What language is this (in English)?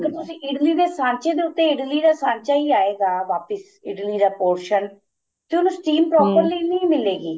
Punjabi